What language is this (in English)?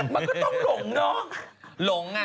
Thai